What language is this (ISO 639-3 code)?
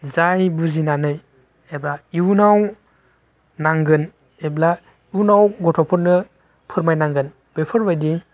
brx